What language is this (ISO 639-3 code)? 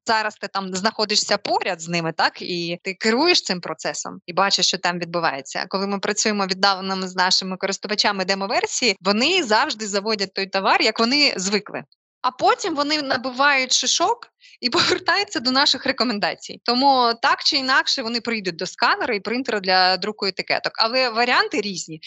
ukr